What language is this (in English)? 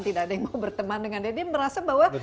Indonesian